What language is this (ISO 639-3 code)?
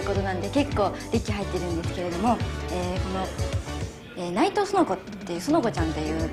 jpn